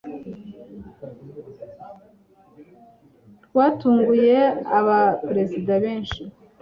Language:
Kinyarwanda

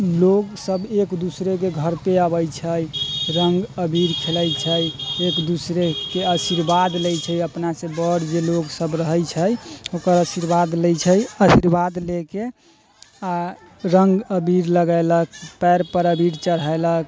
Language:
Maithili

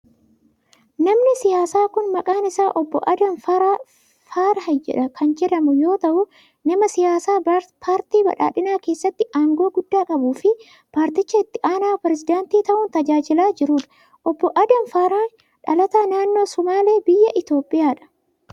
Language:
Oromo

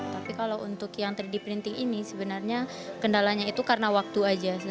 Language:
Indonesian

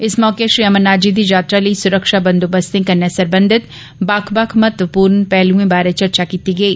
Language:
Dogri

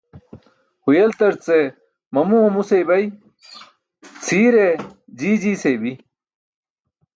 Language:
Burushaski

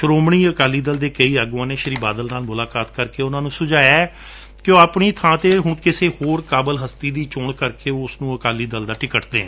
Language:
Punjabi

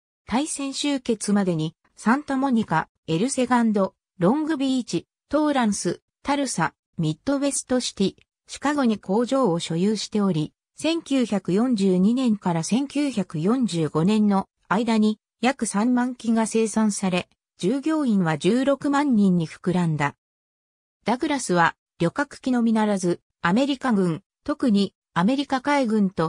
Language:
Japanese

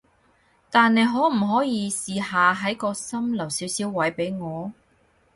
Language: Cantonese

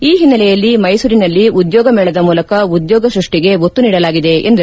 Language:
Kannada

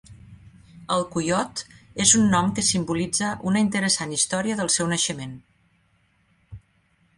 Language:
Catalan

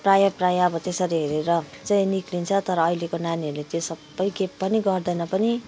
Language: Nepali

